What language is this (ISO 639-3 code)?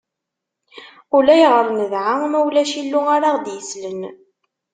kab